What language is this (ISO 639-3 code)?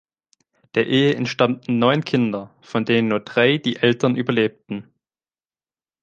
deu